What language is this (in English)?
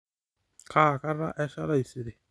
Masai